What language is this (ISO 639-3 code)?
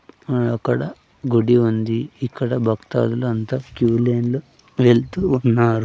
tel